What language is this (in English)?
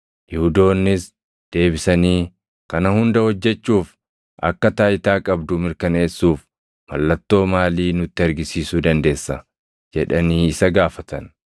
Oromo